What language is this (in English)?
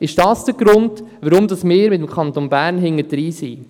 Swiss German